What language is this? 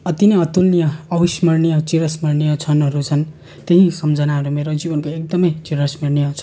Nepali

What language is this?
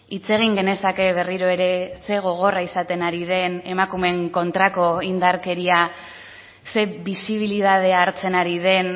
Basque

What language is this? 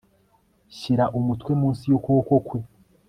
Kinyarwanda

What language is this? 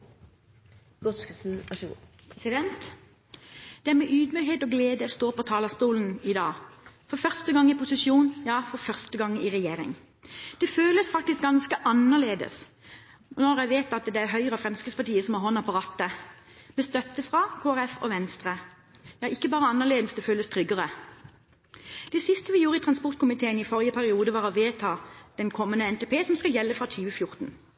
Norwegian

